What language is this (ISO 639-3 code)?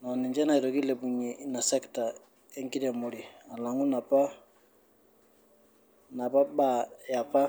mas